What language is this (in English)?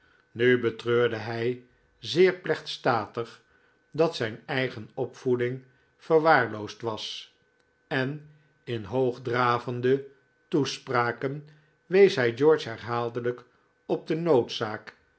Dutch